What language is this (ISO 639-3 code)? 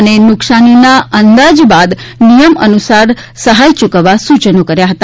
guj